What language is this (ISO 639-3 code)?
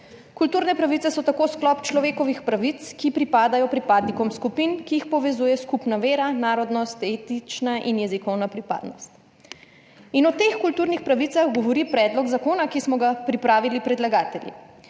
slv